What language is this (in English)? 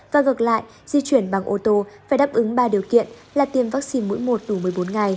Vietnamese